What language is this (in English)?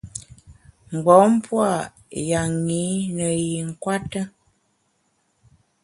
Bamun